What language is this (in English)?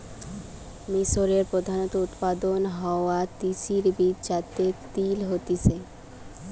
Bangla